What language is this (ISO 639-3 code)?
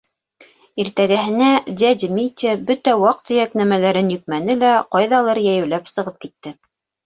bak